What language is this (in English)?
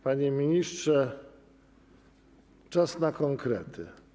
Polish